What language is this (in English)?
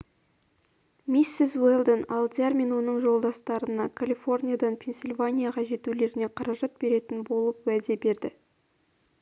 Kazakh